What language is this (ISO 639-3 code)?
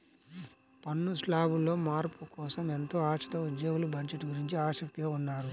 tel